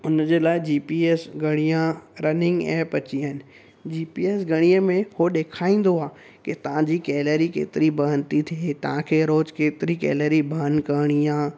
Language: Sindhi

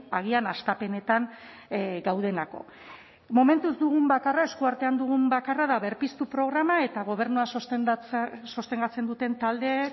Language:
Basque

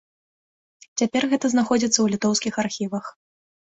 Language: Belarusian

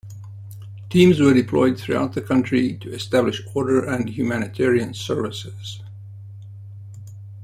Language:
English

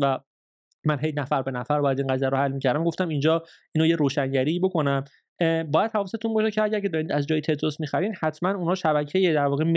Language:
Persian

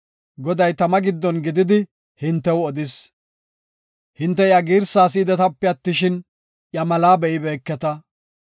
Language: Gofa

